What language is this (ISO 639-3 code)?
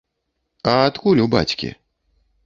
bel